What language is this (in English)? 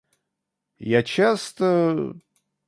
Russian